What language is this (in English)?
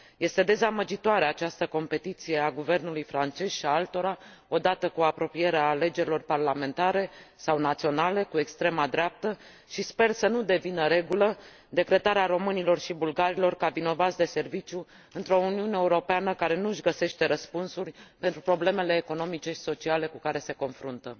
Romanian